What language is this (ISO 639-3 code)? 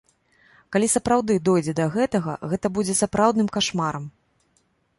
bel